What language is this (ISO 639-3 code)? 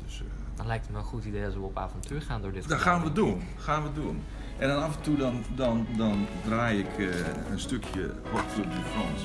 nld